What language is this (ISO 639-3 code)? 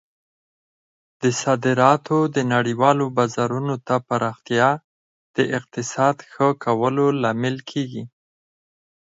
pus